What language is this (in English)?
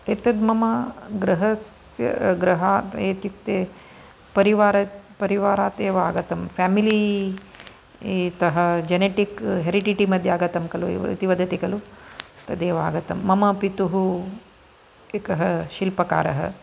Sanskrit